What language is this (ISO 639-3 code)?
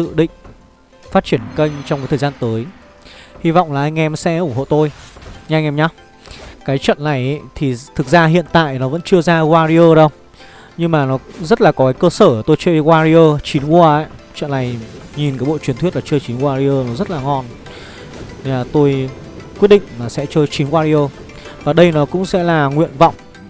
vie